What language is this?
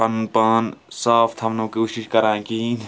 Kashmiri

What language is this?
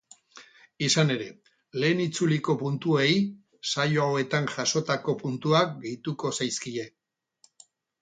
Basque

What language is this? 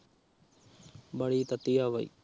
Punjabi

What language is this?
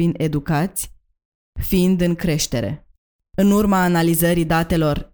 Romanian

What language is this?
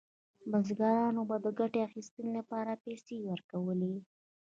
Pashto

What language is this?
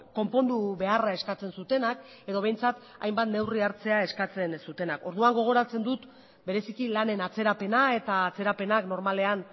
Basque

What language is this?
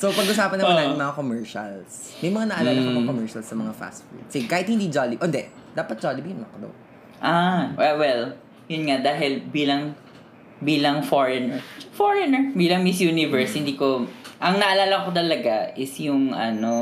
Filipino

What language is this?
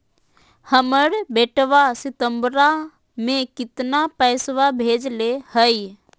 Magahi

